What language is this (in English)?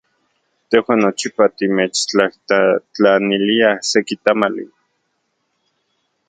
Central Puebla Nahuatl